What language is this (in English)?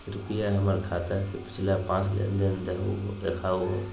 Magahi